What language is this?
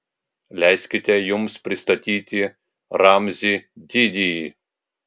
Lithuanian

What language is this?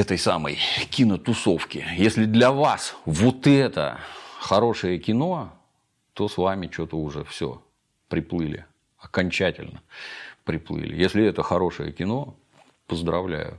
Russian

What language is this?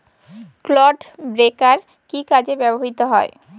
Bangla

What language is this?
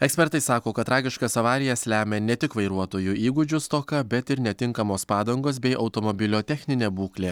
Lithuanian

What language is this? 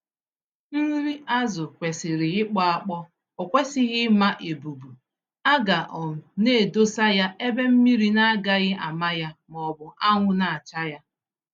Igbo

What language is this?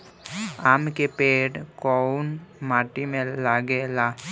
Bhojpuri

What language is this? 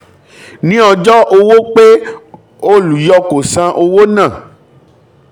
Yoruba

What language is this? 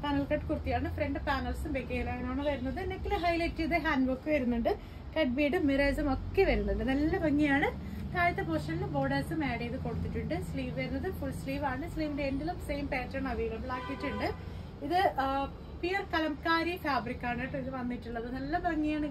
Malayalam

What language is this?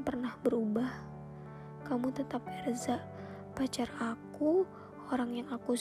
Indonesian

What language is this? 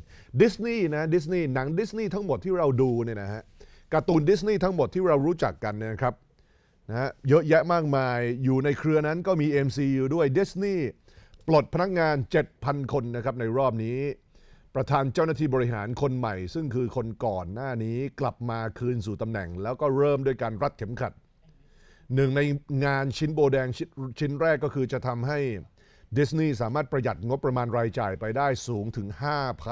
Thai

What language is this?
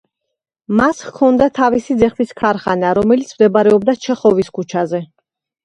Georgian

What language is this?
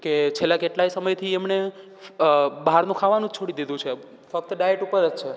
Gujarati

